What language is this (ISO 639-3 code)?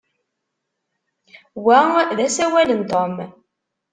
kab